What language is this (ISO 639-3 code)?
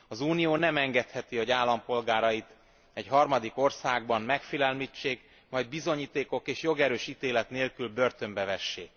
hun